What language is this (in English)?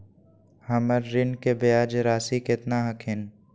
Magahi